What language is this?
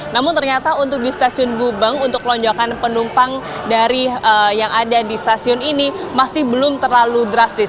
Indonesian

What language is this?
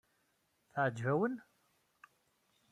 Kabyle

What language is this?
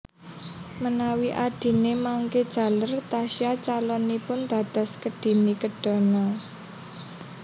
Javanese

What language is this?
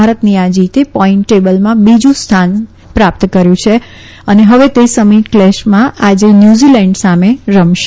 Gujarati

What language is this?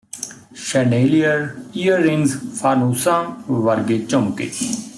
Punjabi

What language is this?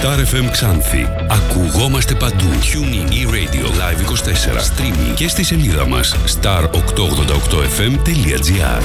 Greek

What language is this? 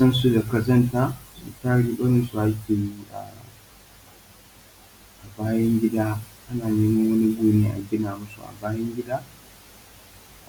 Hausa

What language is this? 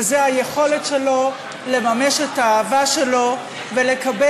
Hebrew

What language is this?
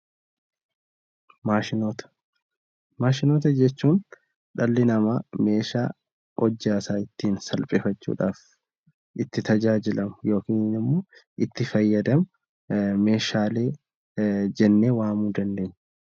Oromo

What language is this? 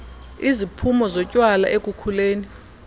Xhosa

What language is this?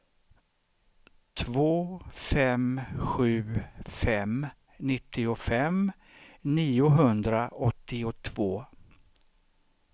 Swedish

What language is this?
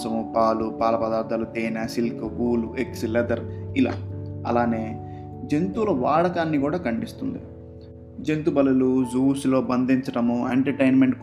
Telugu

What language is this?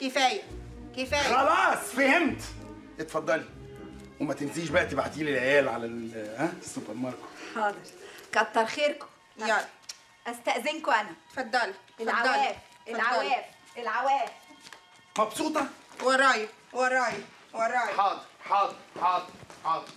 Arabic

